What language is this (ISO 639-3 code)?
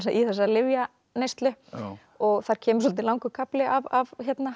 isl